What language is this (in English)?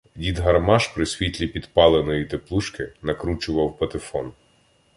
Ukrainian